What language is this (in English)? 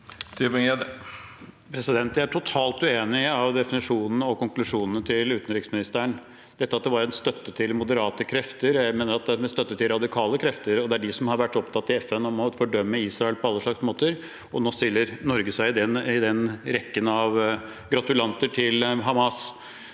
Norwegian